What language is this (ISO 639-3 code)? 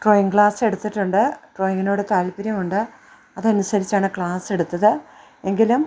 mal